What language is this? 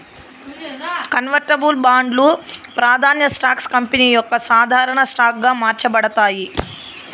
Telugu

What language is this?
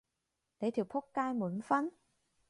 Cantonese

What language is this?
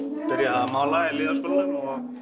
Icelandic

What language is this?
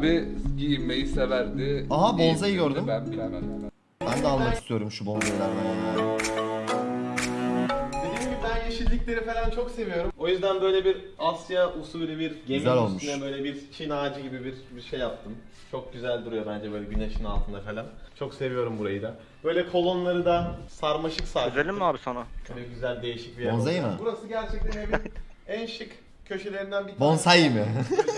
Turkish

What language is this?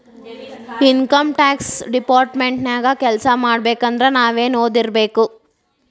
Kannada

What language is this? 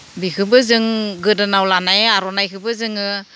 Bodo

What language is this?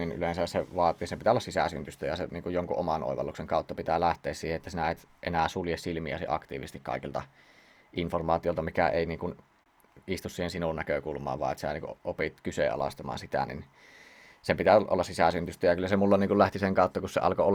Finnish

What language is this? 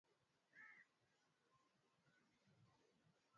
Swahili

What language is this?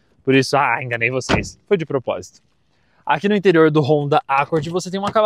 Portuguese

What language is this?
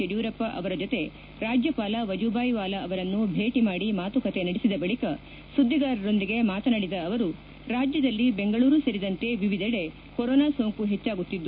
Kannada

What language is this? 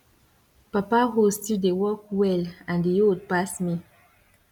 Nigerian Pidgin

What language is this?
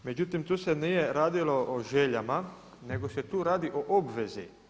Croatian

